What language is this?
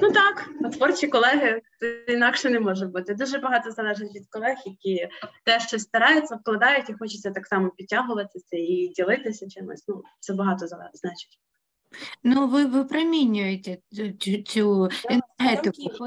Ukrainian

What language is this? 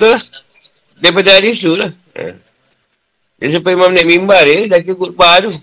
Malay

